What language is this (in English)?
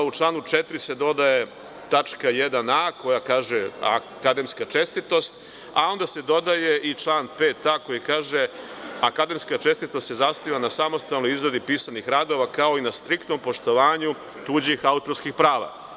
Serbian